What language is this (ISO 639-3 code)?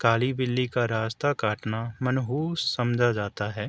urd